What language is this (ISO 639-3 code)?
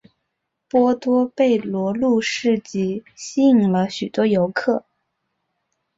zho